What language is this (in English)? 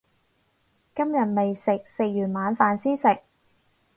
Cantonese